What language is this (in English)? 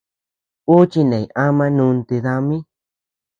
Tepeuxila Cuicatec